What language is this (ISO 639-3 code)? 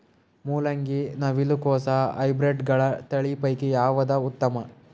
kan